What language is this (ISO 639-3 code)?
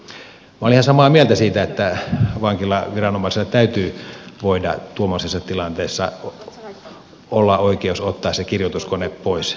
fin